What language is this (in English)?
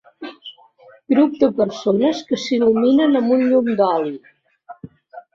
Catalan